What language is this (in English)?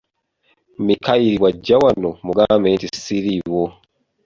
Ganda